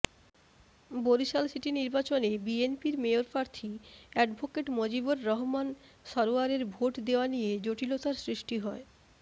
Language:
Bangla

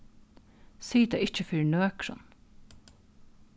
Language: Faroese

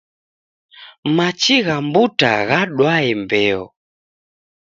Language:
Taita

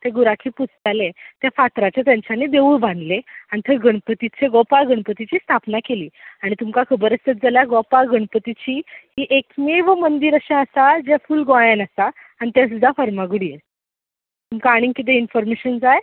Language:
Konkani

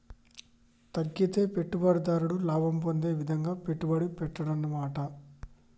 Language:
Telugu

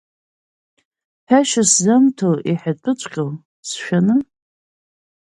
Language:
Abkhazian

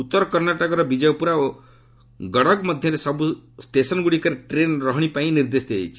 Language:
Odia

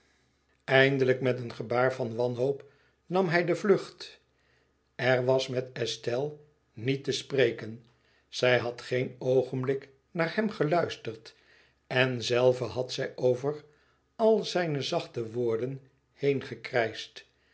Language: Dutch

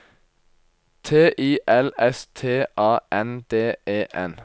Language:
Norwegian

